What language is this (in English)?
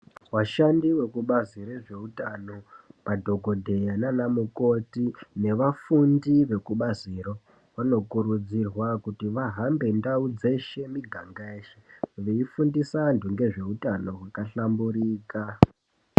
Ndau